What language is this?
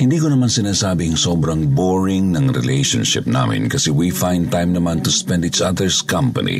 Filipino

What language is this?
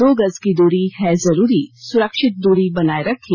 Hindi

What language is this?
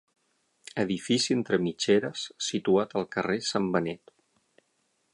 Catalan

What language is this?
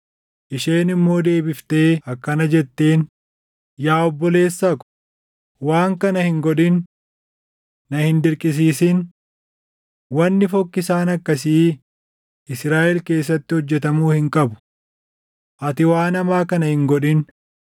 Oromo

